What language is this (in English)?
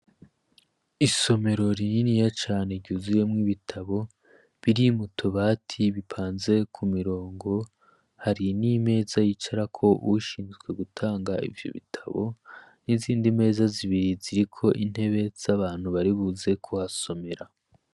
Rundi